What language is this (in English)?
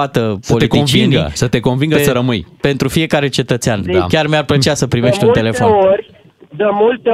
Romanian